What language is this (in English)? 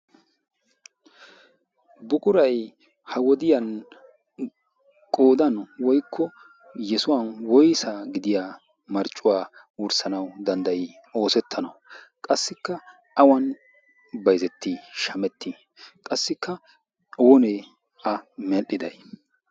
Wolaytta